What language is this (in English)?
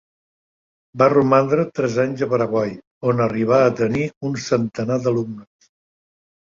Catalan